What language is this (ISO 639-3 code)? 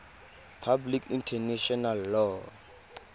tsn